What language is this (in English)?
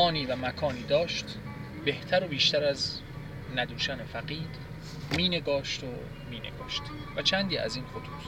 Persian